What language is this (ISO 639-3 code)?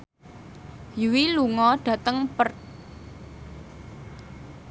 jav